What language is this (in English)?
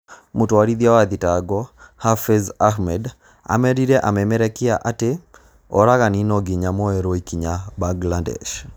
Kikuyu